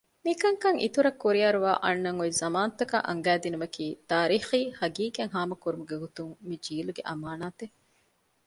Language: Divehi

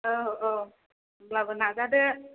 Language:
Bodo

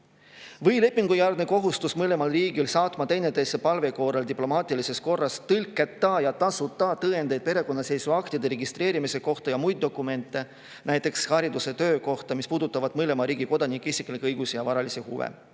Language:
Estonian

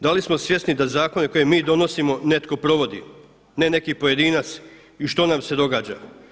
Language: Croatian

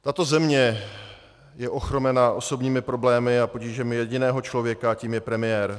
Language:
Czech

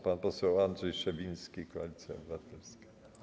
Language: Polish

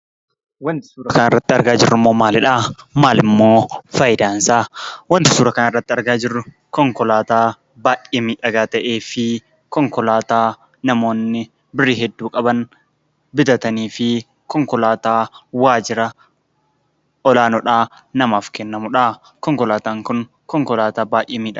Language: Oromo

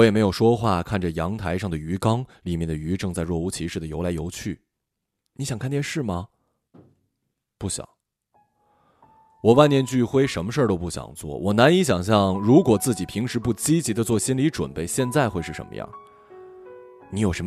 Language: Chinese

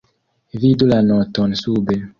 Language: Esperanto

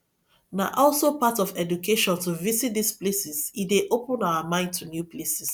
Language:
Nigerian Pidgin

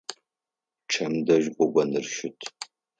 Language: Adyghe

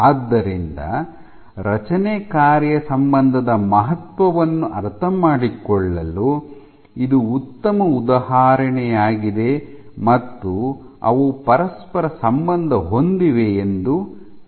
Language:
Kannada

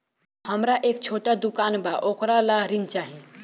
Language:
Bhojpuri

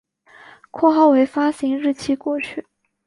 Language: Chinese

